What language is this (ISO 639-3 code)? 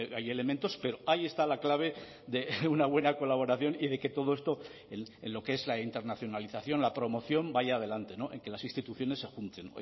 spa